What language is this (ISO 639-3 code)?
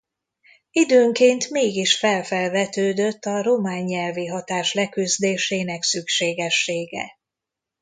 hun